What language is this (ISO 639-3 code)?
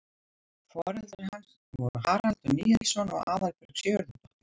isl